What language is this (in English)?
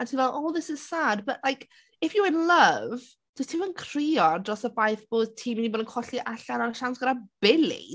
Welsh